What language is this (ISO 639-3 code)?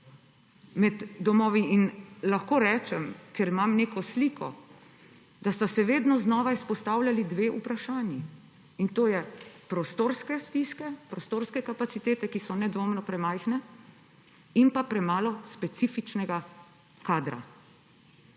slv